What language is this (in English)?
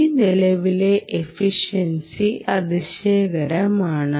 Malayalam